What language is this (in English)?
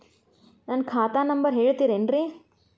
Kannada